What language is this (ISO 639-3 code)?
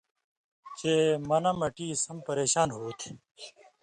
mvy